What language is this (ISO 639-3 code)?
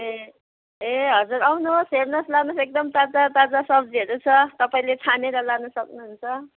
nep